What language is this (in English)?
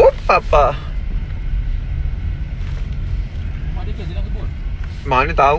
Malay